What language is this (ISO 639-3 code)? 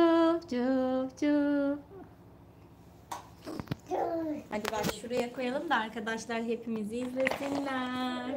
tur